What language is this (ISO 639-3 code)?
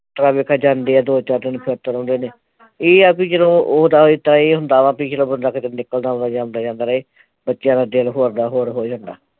pan